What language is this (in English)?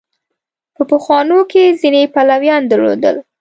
Pashto